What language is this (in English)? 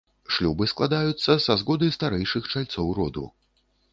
Belarusian